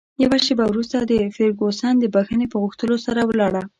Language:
Pashto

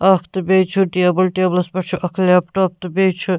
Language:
Kashmiri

